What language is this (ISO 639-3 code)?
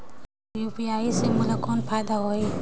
hne